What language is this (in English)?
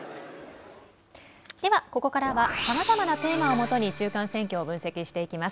Japanese